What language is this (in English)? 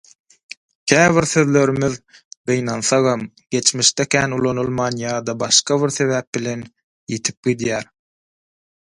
Turkmen